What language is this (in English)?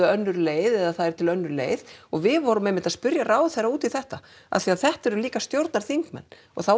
Icelandic